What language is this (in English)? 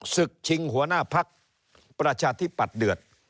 Thai